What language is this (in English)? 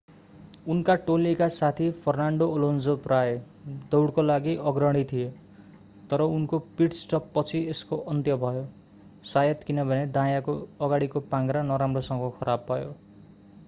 Nepali